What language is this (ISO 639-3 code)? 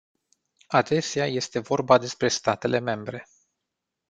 ron